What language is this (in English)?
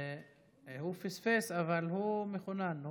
Hebrew